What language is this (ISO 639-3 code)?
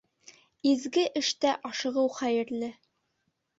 bak